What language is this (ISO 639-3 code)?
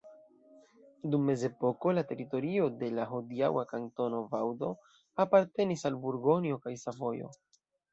epo